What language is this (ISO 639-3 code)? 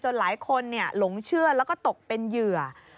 tha